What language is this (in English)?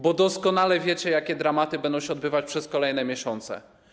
Polish